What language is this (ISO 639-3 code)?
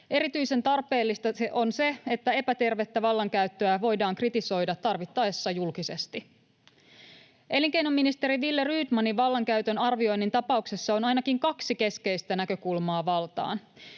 fin